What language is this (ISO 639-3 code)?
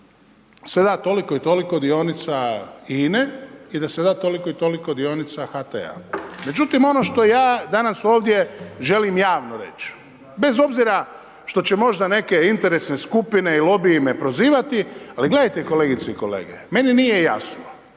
hrv